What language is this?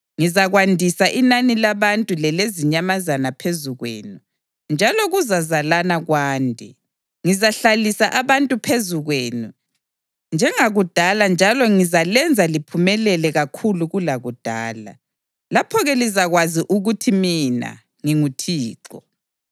North Ndebele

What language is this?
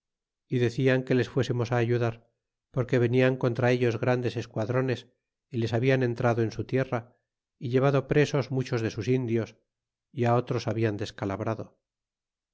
Spanish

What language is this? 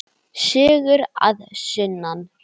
Icelandic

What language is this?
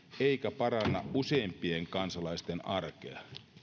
Finnish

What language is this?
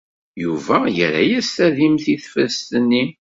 Kabyle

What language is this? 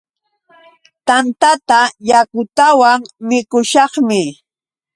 Yauyos Quechua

